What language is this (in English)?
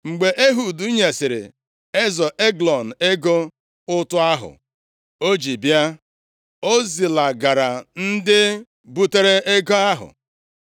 Igbo